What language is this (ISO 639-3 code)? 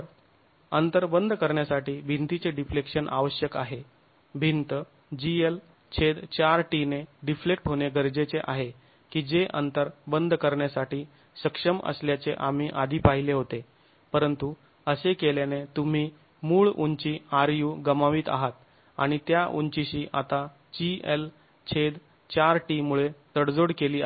mar